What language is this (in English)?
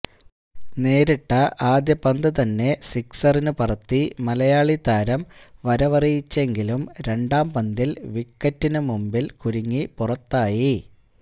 Malayalam